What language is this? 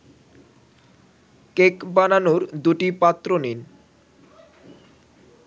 Bangla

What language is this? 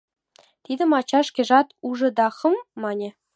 Mari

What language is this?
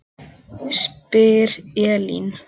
Icelandic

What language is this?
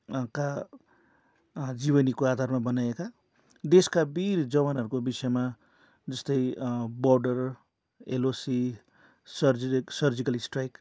Nepali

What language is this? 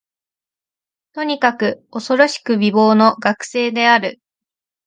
Japanese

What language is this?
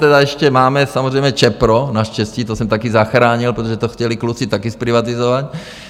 Czech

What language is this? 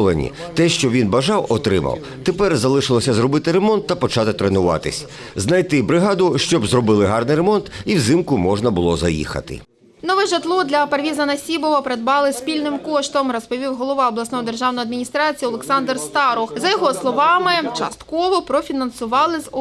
Ukrainian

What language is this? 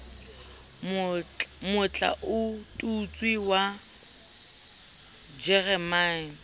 Southern Sotho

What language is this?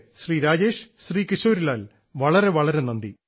Malayalam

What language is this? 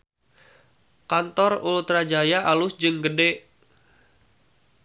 Sundanese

